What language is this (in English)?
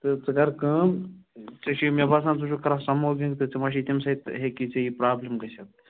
Kashmiri